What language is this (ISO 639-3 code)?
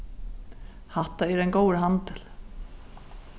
fao